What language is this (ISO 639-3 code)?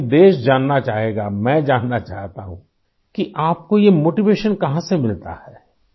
urd